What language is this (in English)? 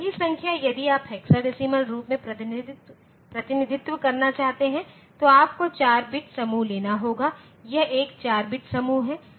Hindi